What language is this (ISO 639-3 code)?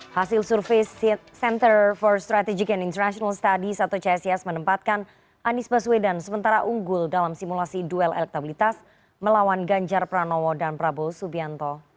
ind